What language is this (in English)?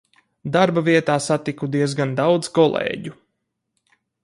Latvian